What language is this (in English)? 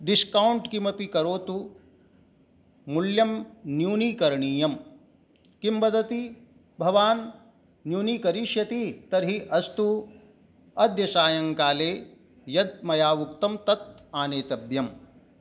Sanskrit